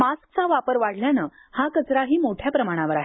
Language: Marathi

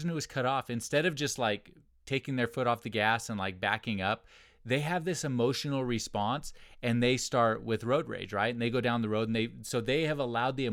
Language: English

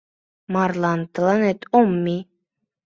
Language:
Mari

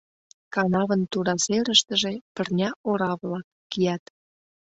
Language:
Mari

